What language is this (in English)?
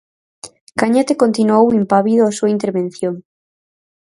Galician